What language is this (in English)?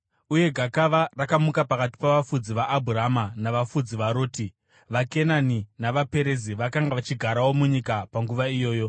Shona